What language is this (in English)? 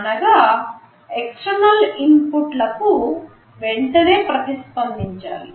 Telugu